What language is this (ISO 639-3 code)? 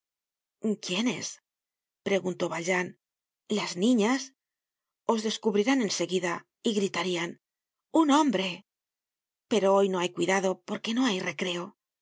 spa